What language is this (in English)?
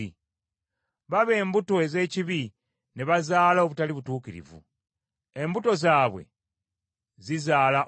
Ganda